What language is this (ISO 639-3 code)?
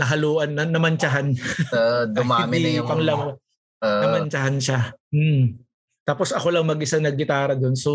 fil